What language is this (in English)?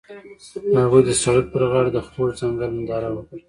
Pashto